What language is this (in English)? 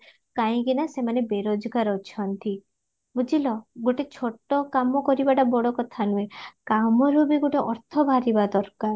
Odia